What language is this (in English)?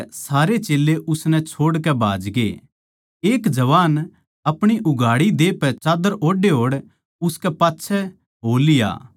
Haryanvi